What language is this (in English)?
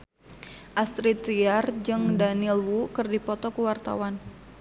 Sundanese